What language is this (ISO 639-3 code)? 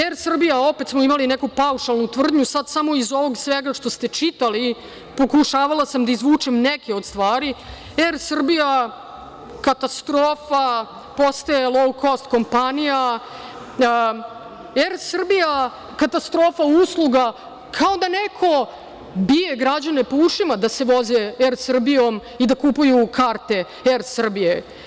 srp